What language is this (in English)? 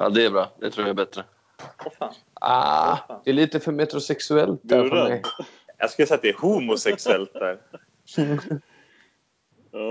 Swedish